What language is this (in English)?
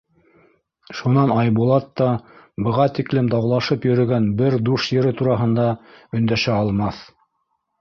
Bashkir